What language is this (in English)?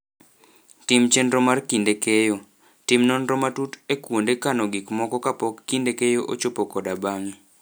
Luo (Kenya and Tanzania)